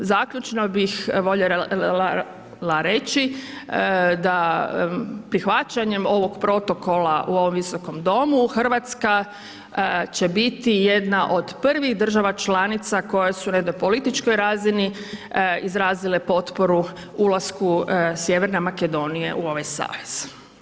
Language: Croatian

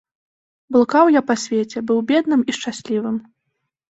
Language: Belarusian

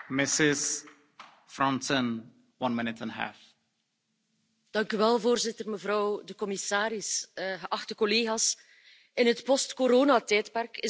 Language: Dutch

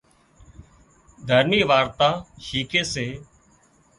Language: Wadiyara Koli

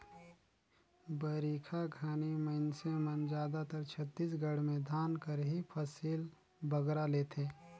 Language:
Chhattisgarhi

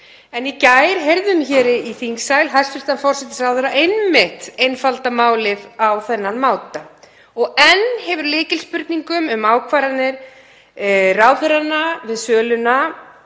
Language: Icelandic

